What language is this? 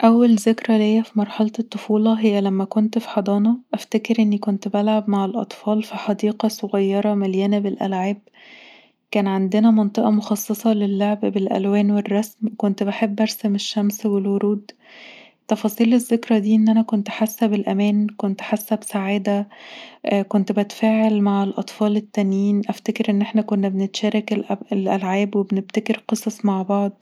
Egyptian Arabic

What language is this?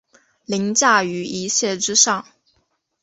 Chinese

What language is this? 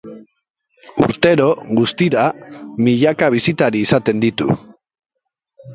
Basque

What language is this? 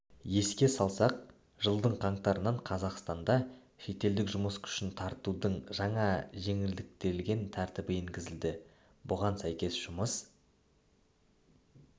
Kazakh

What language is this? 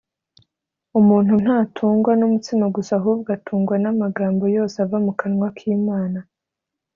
Kinyarwanda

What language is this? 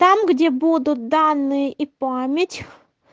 Russian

